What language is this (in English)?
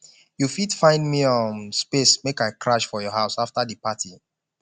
Nigerian Pidgin